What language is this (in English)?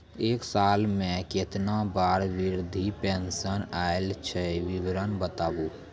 Maithili